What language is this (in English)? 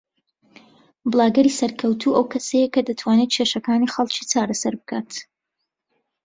Central Kurdish